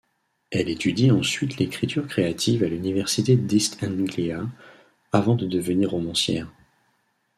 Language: French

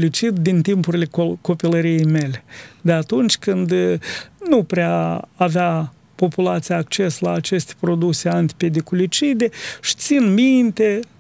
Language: Romanian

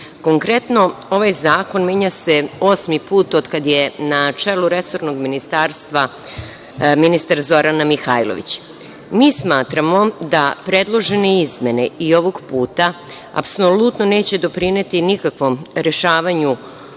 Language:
Serbian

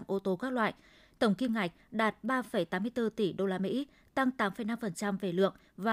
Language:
Vietnamese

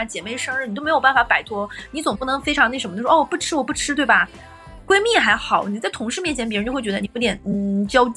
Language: Chinese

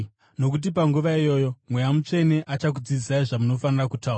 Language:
Shona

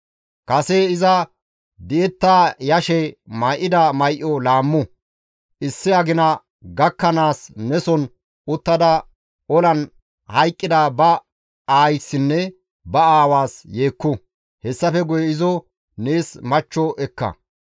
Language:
Gamo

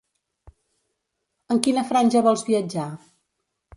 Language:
Catalan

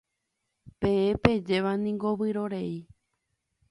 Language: Guarani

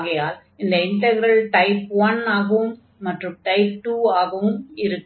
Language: Tamil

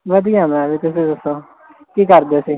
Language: Punjabi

